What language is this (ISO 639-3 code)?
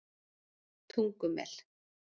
isl